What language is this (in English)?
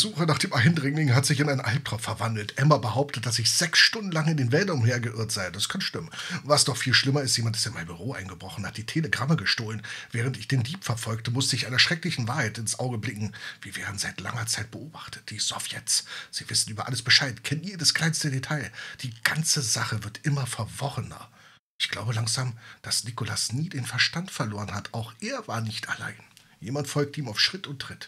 German